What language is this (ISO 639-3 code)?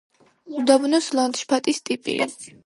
kat